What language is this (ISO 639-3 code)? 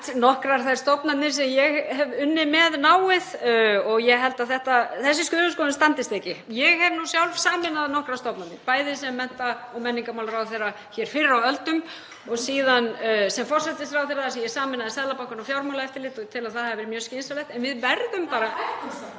isl